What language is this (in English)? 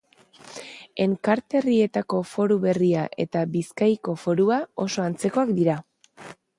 Basque